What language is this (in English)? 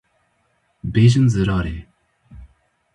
Kurdish